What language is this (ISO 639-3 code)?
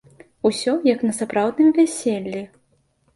bel